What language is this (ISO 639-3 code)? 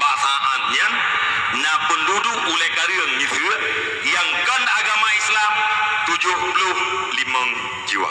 msa